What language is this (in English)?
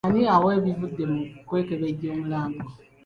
Ganda